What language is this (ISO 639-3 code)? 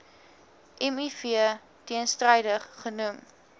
afr